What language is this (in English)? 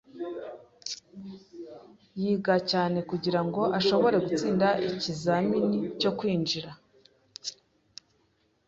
Kinyarwanda